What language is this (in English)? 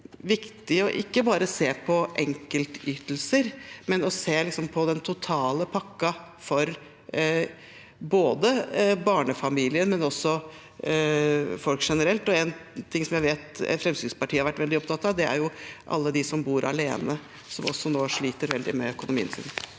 Norwegian